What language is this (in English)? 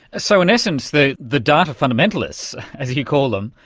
English